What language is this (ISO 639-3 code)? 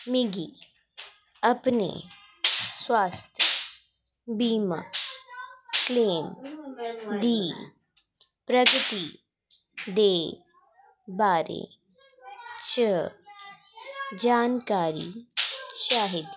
doi